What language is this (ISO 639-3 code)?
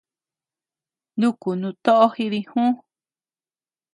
cux